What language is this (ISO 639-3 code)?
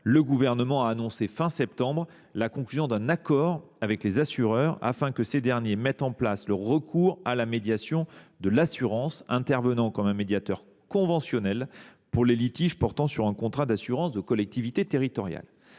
fra